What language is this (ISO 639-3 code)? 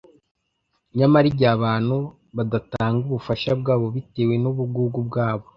kin